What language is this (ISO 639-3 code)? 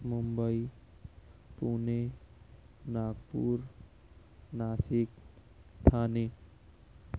urd